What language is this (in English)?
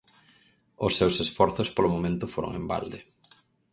Galician